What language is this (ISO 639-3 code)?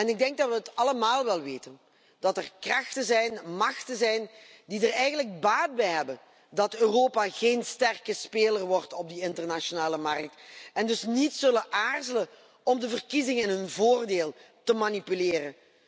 nld